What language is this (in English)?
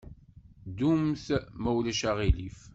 Kabyle